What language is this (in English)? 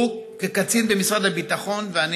Hebrew